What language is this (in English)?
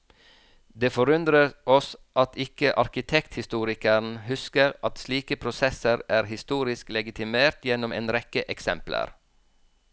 Norwegian